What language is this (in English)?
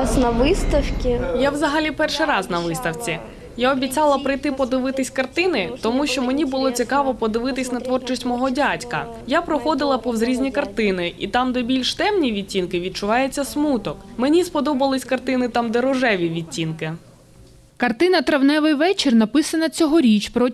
Ukrainian